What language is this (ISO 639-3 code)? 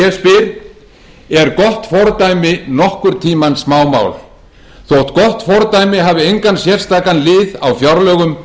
isl